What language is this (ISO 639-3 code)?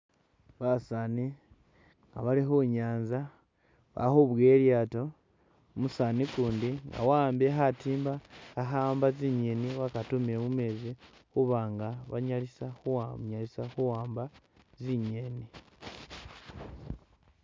myx